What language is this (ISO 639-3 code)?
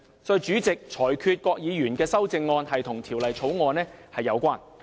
yue